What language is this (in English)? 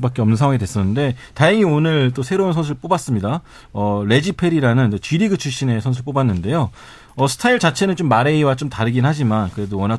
Korean